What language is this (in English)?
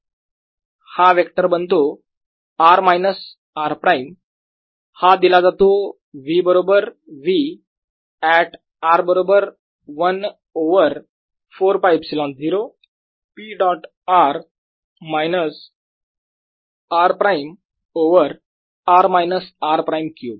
Marathi